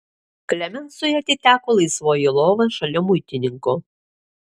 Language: Lithuanian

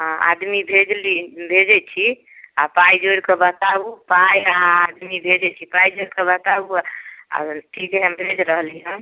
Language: Maithili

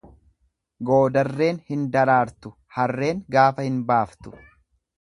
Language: Oromo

